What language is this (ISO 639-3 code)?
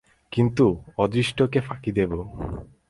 ben